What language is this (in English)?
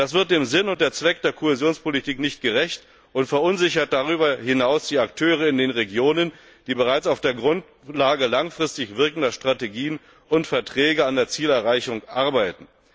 German